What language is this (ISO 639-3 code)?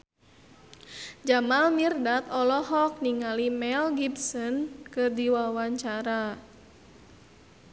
sun